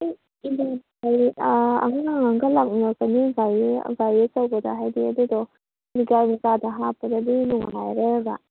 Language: Manipuri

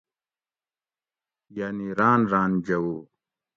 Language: Gawri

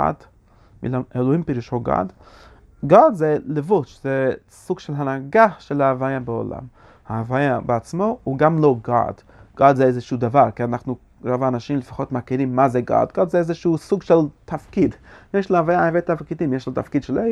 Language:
Hebrew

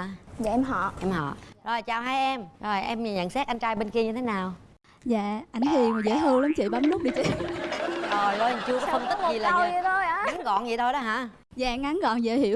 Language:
Vietnamese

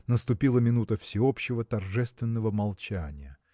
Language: Russian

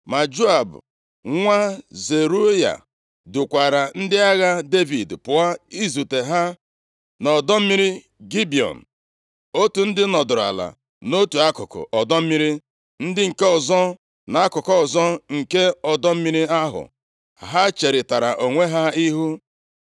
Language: Igbo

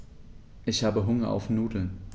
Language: German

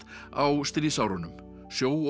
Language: Icelandic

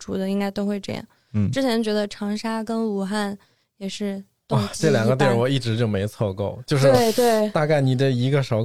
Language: Chinese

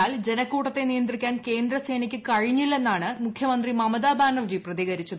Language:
Malayalam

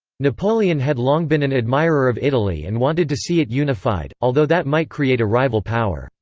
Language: English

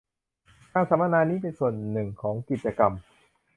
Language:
Thai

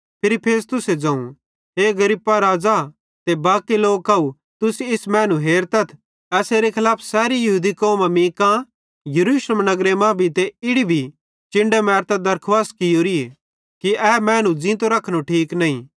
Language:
Bhadrawahi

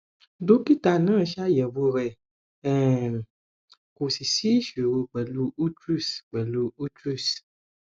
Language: Yoruba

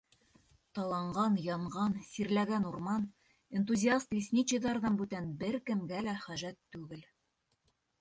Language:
Bashkir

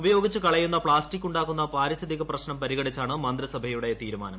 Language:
Malayalam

